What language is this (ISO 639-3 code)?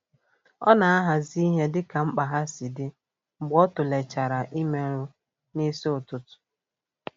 ibo